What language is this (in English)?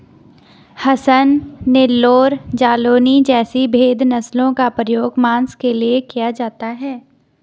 Hindi